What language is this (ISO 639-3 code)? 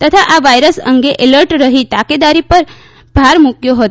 guj